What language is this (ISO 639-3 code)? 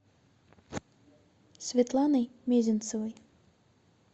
rus